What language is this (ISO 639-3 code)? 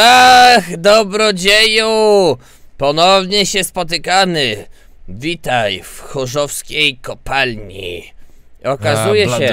pol